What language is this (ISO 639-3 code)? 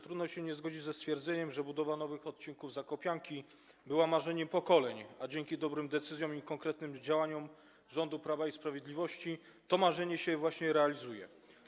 pol